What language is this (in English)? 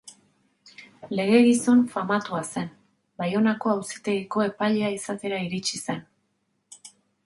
Basque